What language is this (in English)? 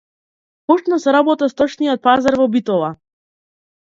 Macedonian